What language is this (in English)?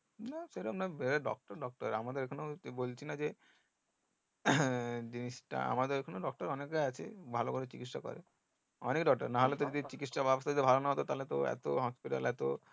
Bangla